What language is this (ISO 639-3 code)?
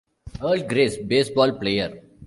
eng